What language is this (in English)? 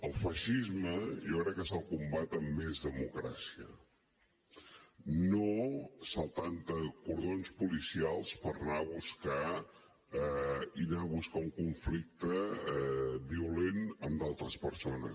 Catalan